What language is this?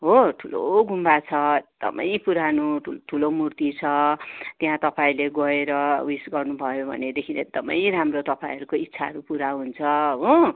Nepali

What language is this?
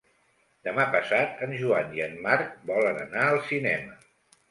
Catalan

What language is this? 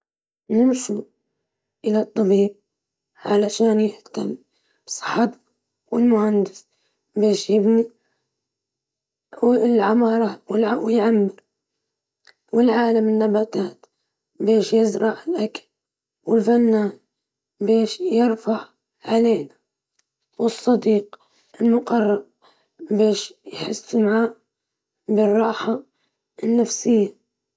Libyan Arabic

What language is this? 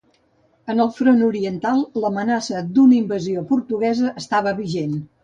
Catalan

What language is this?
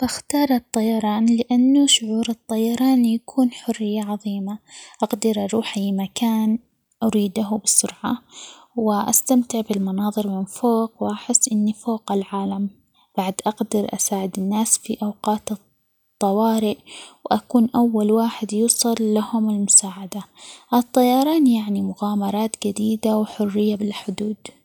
Omani Arabic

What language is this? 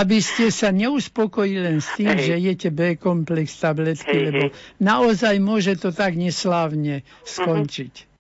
Slovak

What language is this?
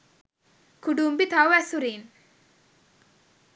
Sinhala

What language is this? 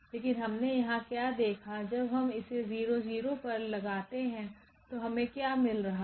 Hindi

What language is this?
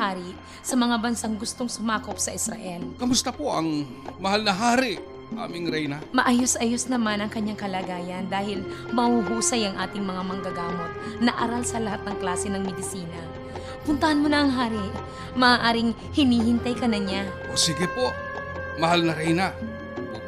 Filipino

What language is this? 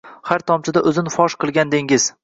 Uzbek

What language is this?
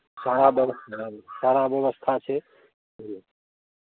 Maithili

